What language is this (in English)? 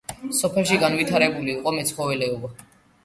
Georgian